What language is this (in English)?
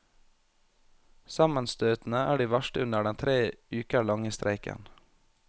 Norwegian